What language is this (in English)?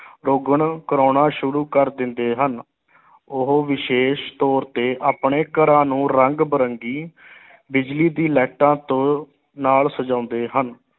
Punjabi